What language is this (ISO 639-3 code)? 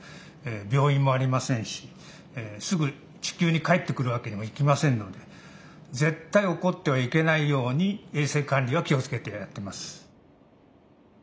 jpn